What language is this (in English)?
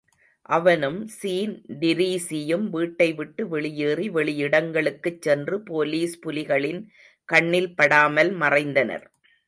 Tamil